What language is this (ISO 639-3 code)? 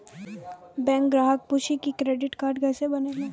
mai